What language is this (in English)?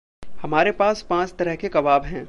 Hindi